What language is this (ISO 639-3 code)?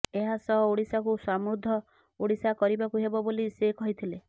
ori